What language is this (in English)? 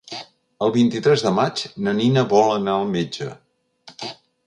Catalan